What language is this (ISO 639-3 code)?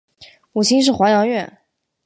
zho